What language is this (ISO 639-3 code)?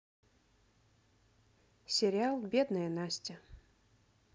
rus